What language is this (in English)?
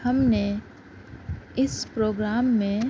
Urdu